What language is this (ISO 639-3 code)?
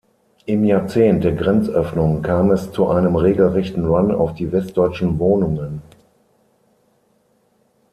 deu